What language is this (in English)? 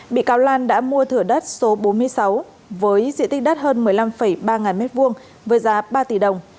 Vietnamese